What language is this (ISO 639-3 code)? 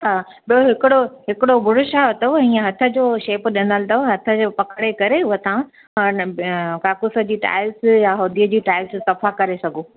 snd